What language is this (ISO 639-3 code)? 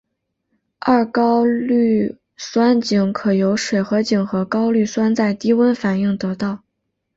zho